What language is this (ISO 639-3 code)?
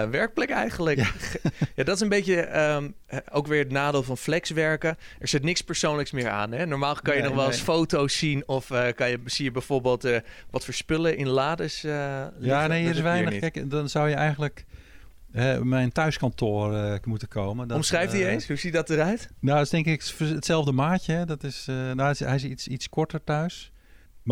nld